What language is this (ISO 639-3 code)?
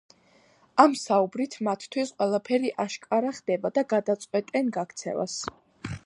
kat